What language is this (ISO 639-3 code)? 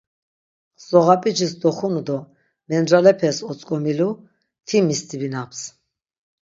lzz